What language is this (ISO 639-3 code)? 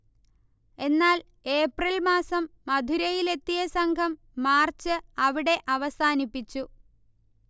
mal